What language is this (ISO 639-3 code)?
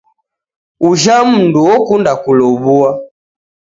dav